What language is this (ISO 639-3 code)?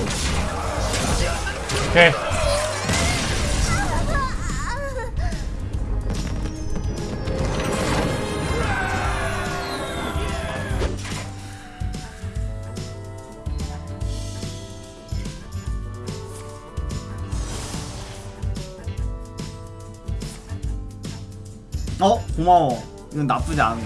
kor